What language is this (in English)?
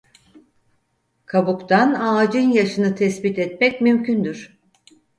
Turkish